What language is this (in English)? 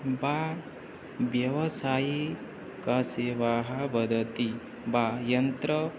Sanskrit